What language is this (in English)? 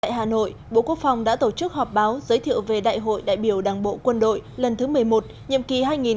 Vietnamese